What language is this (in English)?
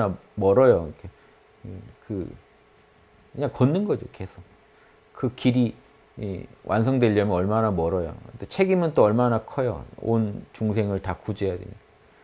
Korean